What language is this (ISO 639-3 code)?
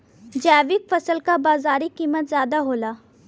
bho